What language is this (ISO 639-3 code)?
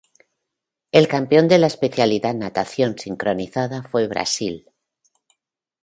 spa